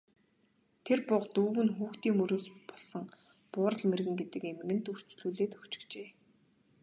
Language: Mongolian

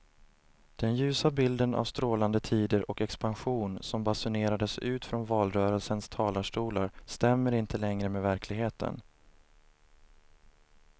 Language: Swedish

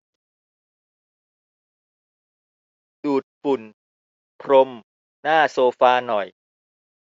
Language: Thai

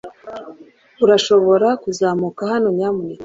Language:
Kinyarwanda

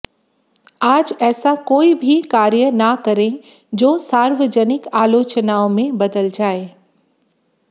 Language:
Hindi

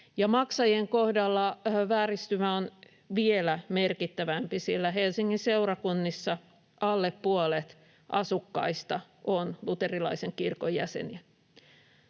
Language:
Finnish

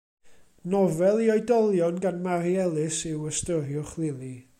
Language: Welsh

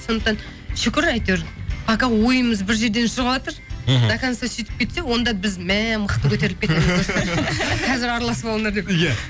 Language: Kazakh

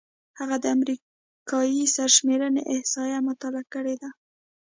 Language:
Pashto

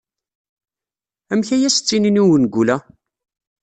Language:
Kabyle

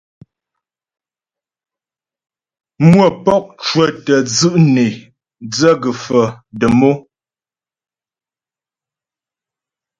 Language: Ghomala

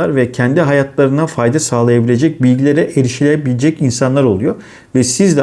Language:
Turkish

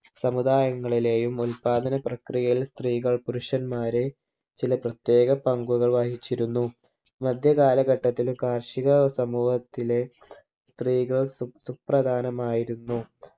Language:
Malayalam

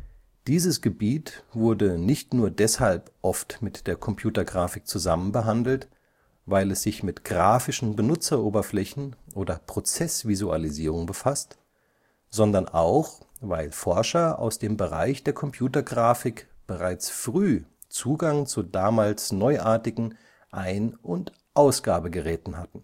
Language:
German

